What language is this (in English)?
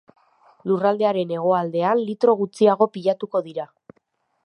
Basque